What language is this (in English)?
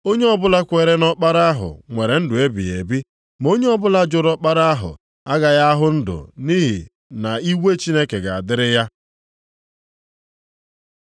Igbo